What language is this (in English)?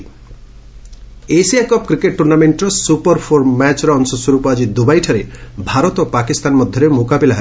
Odia